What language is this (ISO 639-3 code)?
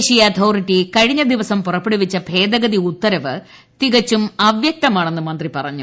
mal